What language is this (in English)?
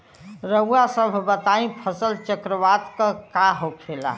Bhojpuri